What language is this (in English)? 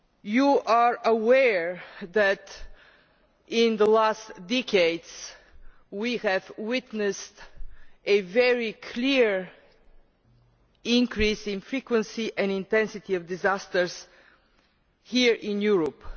English